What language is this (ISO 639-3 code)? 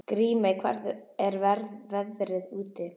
isl